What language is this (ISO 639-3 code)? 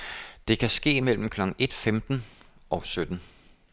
dan